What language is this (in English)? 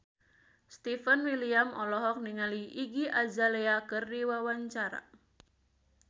Sundanese